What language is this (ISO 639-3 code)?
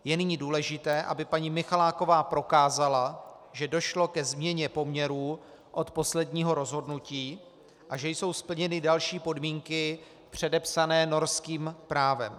ces